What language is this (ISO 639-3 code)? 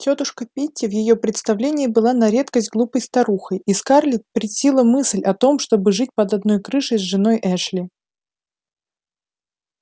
rus